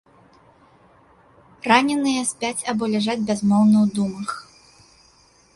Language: Belarusian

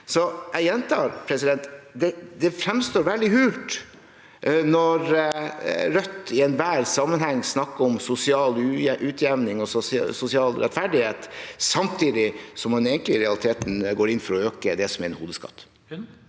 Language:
Norwegian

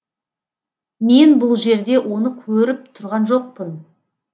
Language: Kazakh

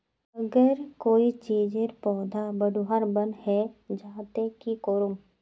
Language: Magahi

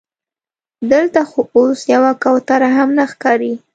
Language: Pashto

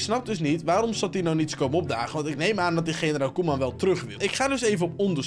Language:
Dutch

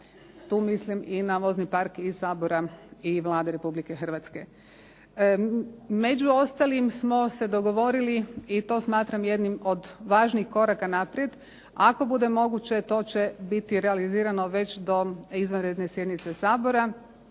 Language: Croatian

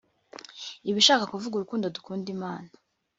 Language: Kinyarwanda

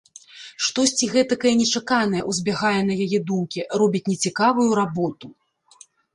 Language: Belarusian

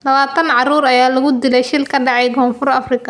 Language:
Somali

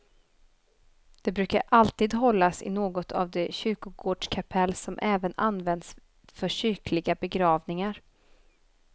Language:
Swedish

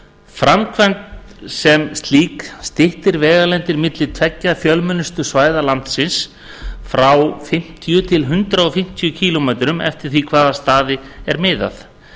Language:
Icelandic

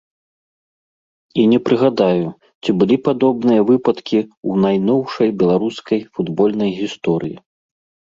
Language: Belarusian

